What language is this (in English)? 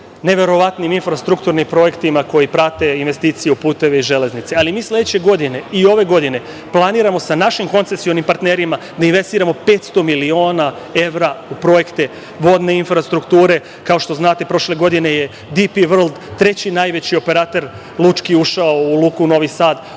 Serbian